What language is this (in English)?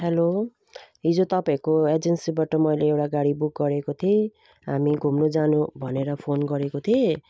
Nepali